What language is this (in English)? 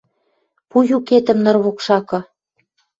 Western Mari